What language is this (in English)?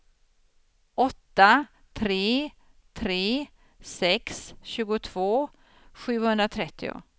Swedish